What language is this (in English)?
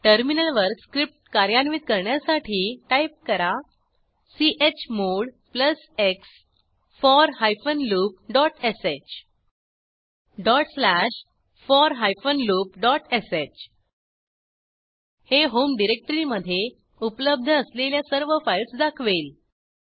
Marathi